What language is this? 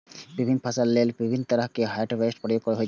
Maithili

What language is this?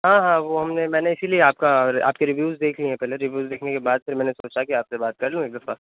Urdu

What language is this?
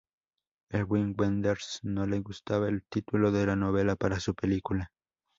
Spanish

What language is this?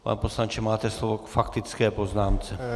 Czech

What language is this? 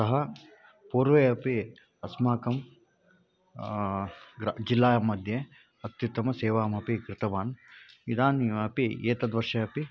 Sanskrit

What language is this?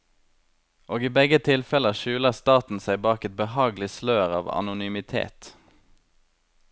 Norwegian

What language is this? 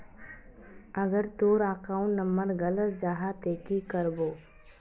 Magahi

